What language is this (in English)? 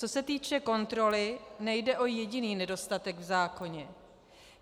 Czech